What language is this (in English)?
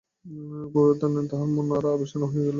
Bangla